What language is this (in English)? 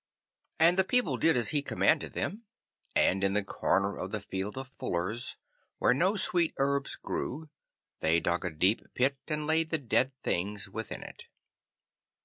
English